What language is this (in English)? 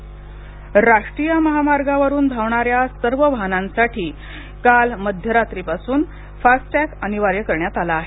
Marathi